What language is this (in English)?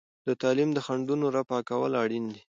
Pashto